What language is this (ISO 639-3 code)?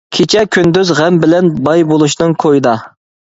uig